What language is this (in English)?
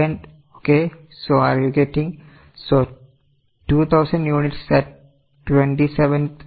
Malayalam